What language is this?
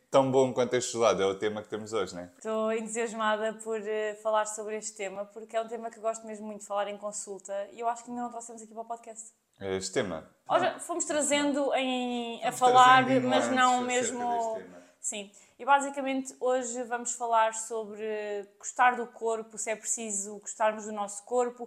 Portuguese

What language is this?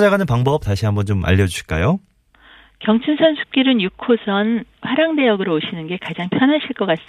Korean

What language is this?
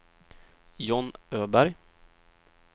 Swedish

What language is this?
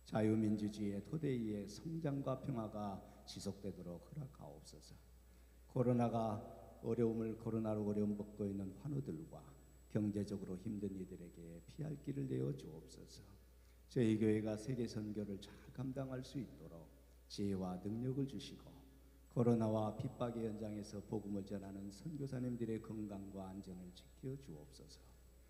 Korean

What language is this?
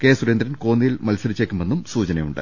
Malayalam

